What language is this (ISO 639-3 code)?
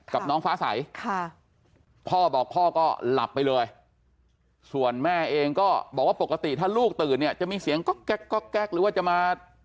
tha